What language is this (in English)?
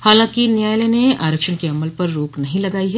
Hindi